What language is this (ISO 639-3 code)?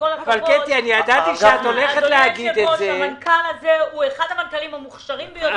heb